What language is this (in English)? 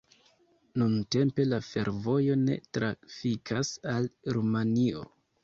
Esperanto